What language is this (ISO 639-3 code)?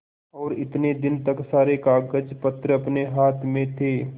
hin